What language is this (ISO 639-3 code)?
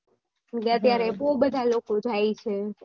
guj